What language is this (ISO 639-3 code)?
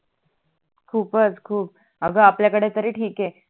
mar